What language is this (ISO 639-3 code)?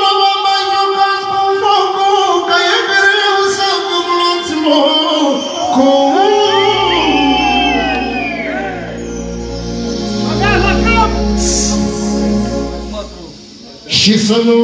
ron